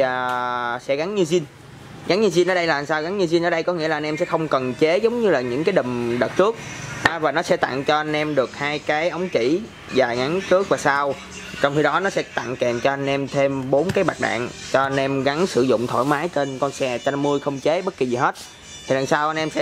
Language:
Vietnamese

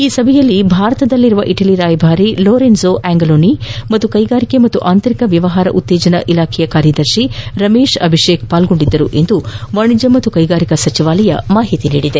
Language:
Kannada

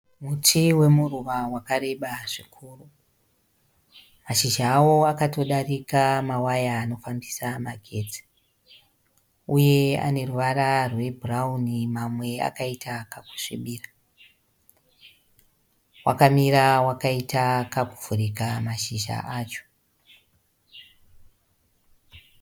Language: Shona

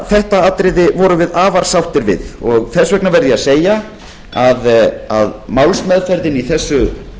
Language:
Icelandic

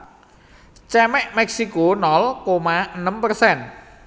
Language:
Javanese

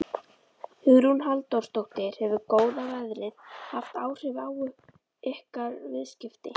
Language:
Icelandic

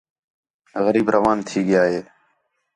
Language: Khetrani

